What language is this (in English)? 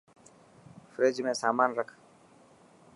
Dhatki